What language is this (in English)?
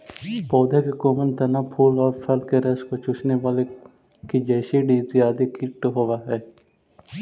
Magahi